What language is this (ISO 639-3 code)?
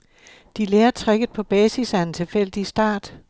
dan